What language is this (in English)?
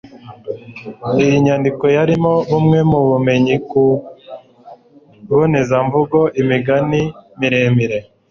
Kinyarwanda